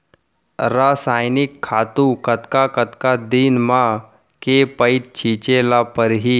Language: Chhattisgarhi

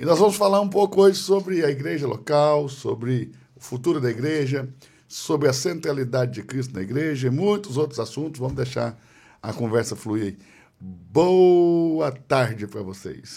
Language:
Portuguese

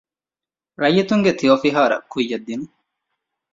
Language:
Divehi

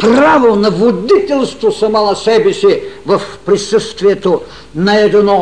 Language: Bulgarian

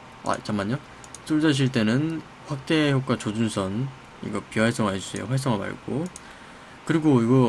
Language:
Korean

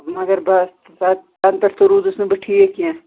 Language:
Kashmiri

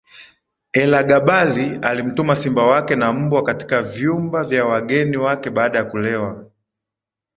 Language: Swahili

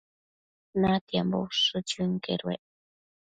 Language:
Matsés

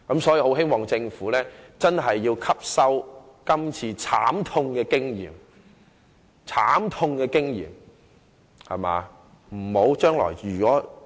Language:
Cantonese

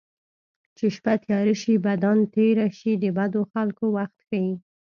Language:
Pashto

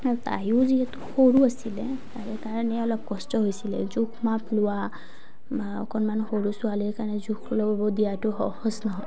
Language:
Assamese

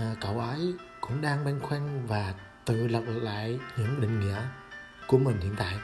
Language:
Vietnamese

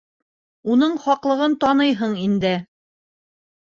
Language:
Bashkir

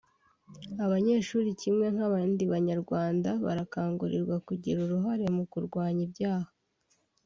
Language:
Kinyarwanda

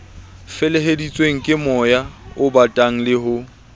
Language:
Southern Sotho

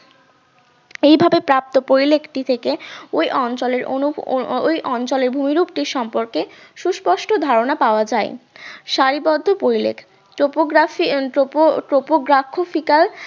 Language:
Bangla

